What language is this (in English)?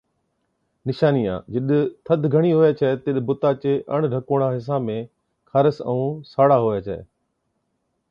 Od